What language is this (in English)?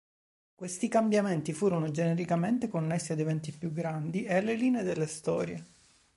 Italian